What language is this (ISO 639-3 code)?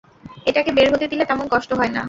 ben